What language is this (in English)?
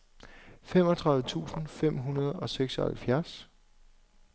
Danish